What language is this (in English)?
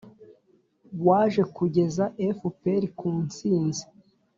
Kinyarwanda